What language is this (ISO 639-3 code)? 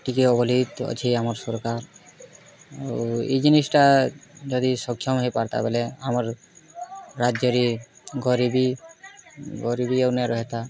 ori